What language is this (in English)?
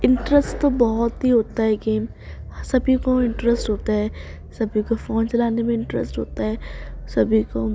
Urdu